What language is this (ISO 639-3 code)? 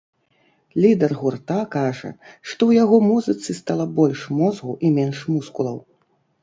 bel